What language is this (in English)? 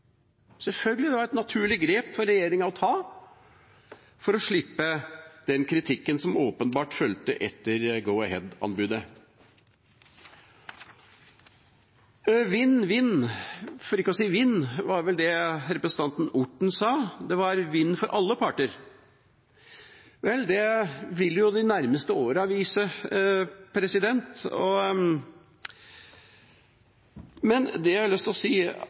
Norwegian Bokmål